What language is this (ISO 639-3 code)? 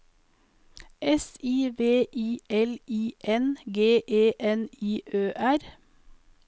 nor